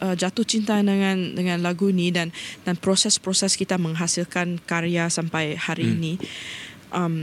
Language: Malay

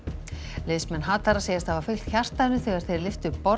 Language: Icelandic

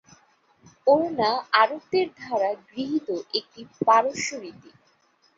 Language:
Bangla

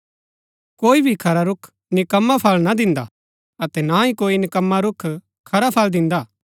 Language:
Gaddi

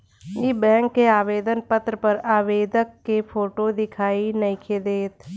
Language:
Bhojpuri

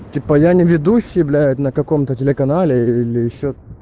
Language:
Russian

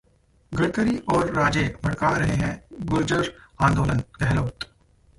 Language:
Hindi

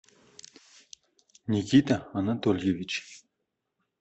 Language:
Russian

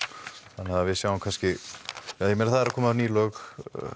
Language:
Icelandic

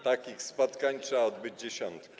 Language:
Polish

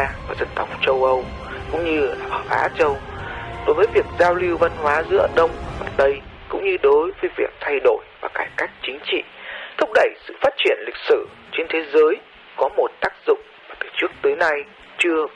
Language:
Vietnamese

